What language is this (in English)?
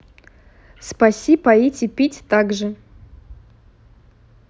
Russian